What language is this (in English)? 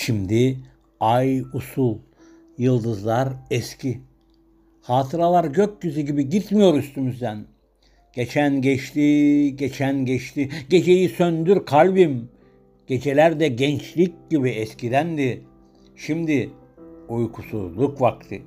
Turkish